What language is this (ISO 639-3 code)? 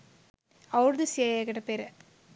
sin